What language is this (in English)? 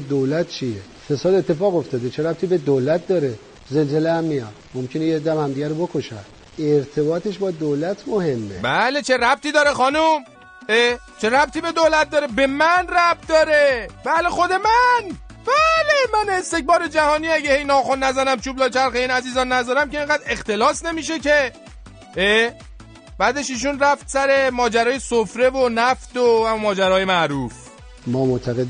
Persian